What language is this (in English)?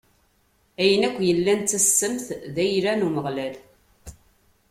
Kabyle